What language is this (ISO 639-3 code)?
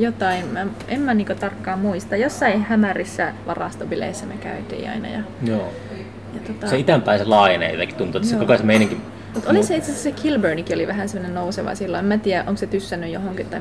fin